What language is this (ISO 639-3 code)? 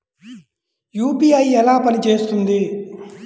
tel